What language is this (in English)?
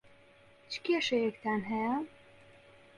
Central Kurdish